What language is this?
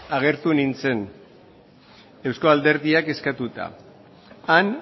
Basque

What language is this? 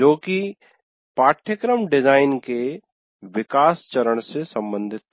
Hindi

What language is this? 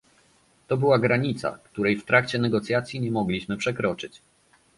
Polish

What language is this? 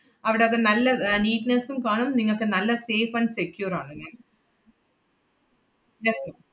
Malayalam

